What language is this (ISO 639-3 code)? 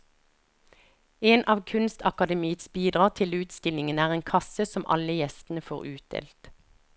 nor